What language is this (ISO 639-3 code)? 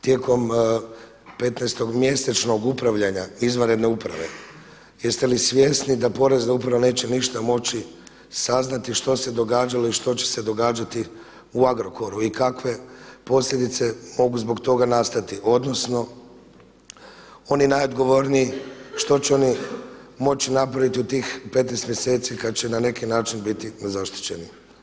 hrv